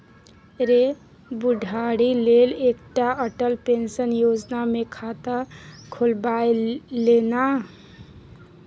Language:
Maithili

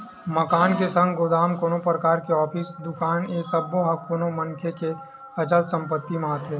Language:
Chhattisgarhi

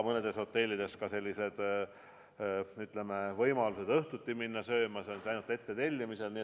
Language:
Estonian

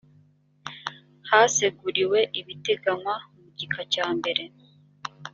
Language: Kinyarwanda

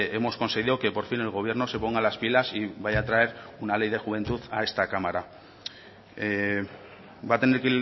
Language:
Spanish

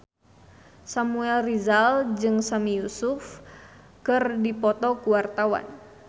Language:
Sundanese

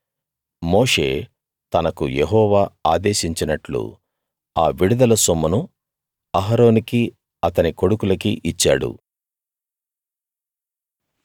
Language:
Telugu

